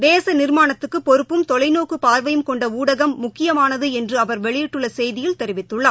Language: Tamil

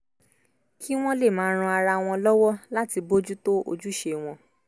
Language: Yoruba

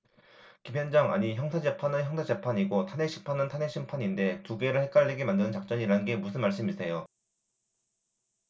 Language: Korean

